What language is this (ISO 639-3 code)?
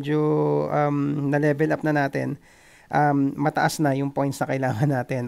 fil